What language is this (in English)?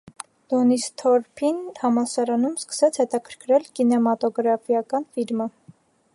Armenian